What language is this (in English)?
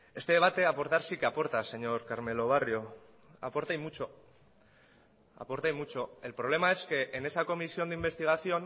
Spanish